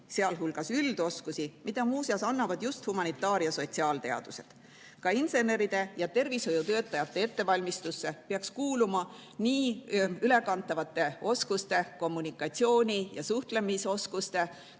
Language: Estonian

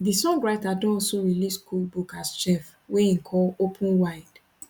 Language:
Nigerian Pidgin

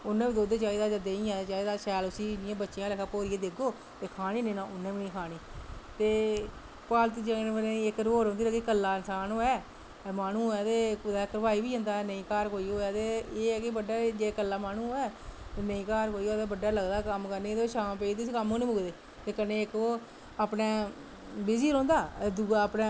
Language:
Dogri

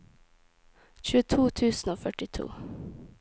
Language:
Norwegian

